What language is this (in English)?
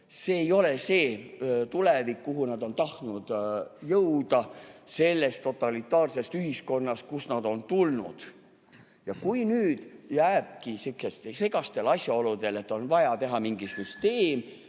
Estonian